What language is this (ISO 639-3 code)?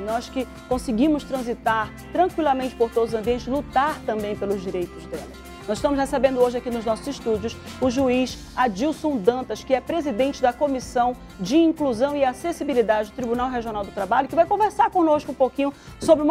por